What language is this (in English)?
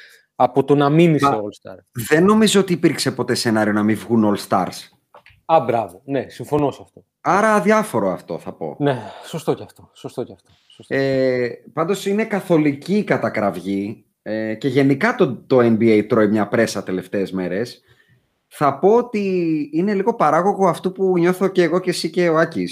Greek